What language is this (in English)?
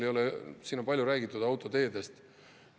Estonian